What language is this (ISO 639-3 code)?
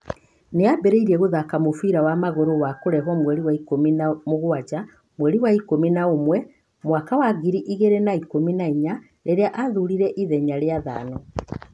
kik